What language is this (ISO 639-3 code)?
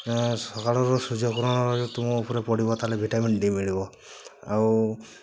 ori